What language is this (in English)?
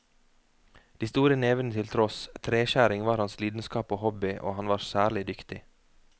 Norwegian